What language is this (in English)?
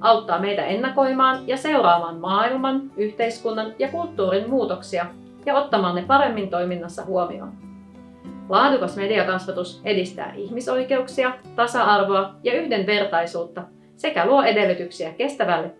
Finnish